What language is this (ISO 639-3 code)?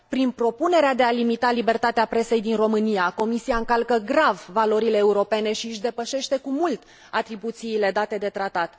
ron